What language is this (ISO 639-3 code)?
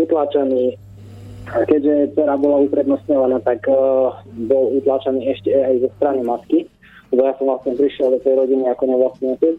slk